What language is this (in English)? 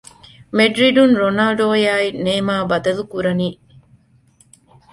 Divehi